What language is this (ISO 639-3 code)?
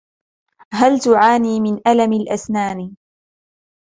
ara